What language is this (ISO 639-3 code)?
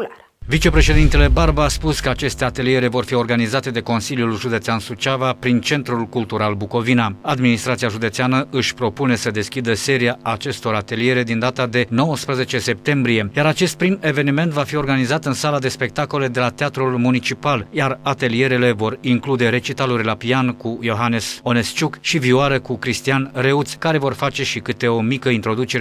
ron